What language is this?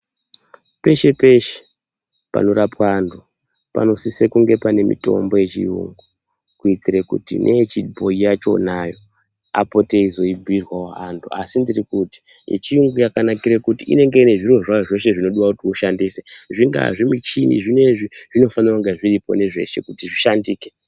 Ndau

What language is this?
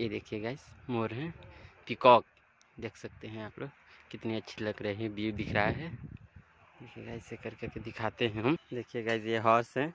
Hindi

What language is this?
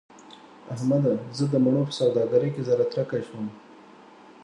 Pashto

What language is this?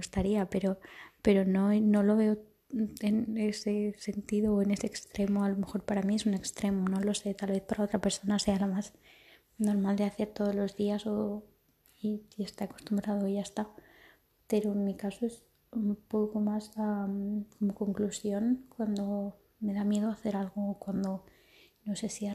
Spanish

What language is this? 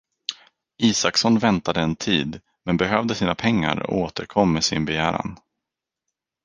Swedish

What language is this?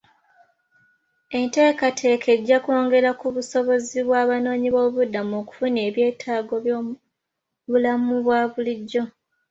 Ganda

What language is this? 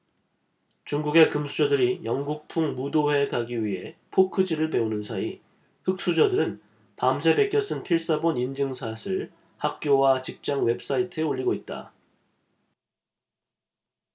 Korean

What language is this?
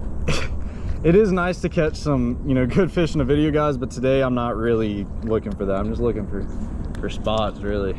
English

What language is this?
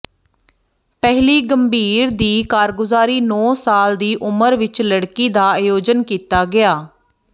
Punjabi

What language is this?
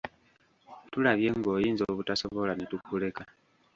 Ganda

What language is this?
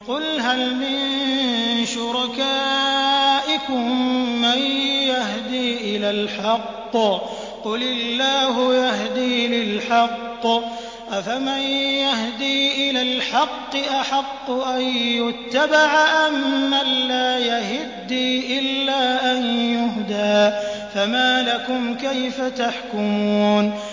Arabic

